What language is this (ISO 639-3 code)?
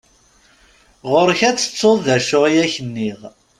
kab